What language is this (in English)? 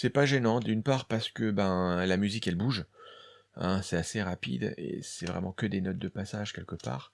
French